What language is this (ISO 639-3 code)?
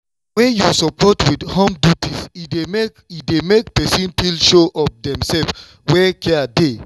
pcm